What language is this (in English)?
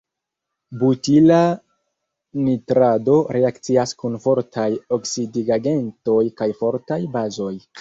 Esperanto